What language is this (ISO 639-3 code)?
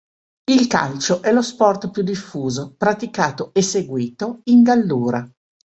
ita